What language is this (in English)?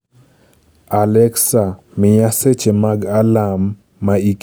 Luo (Kenya and Tanzania)